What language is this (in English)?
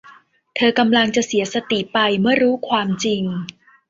Thai